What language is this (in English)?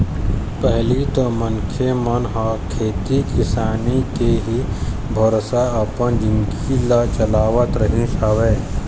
Chhattisgarhi